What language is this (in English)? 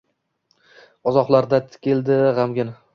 Uzbek